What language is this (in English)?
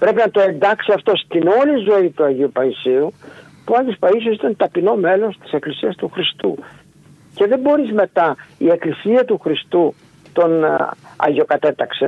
Greek